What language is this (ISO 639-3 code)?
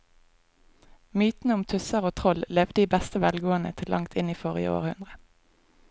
nor